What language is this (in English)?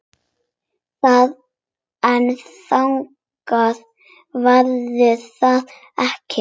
Icelandic